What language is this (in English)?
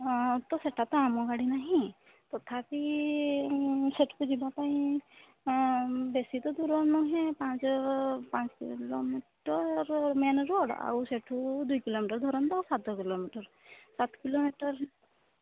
Odia